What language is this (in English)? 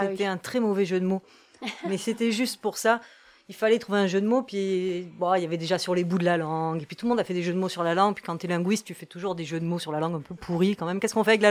French